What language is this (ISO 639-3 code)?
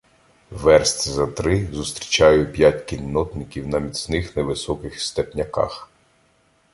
ukr